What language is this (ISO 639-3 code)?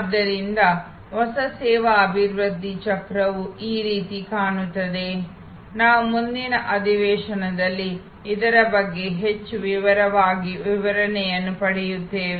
kan